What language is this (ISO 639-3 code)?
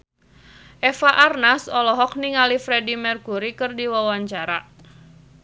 sun